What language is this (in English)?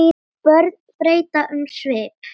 Icelandic